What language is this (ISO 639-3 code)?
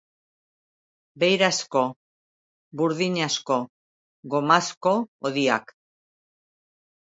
eus